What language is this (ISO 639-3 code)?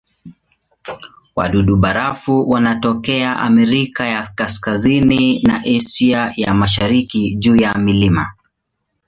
swa